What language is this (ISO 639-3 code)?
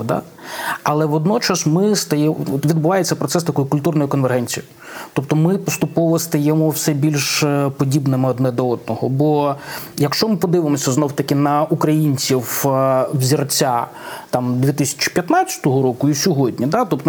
ukr